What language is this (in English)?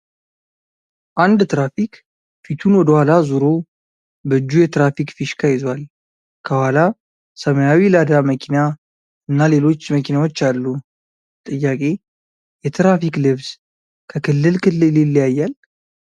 Amharic